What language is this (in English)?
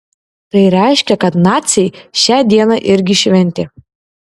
Lithuanian